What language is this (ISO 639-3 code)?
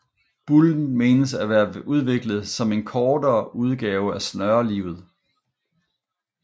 dan